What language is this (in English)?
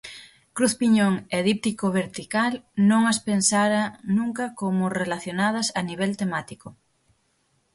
Galician